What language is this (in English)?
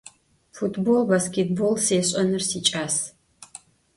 Adyghe